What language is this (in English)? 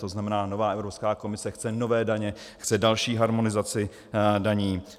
Czech